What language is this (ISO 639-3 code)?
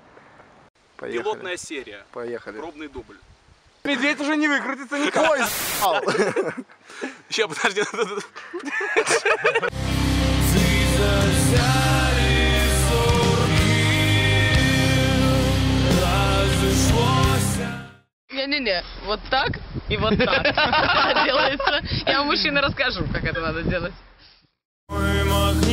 rus